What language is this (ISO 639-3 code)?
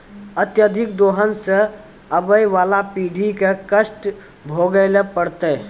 mai